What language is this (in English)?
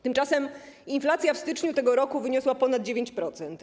Polish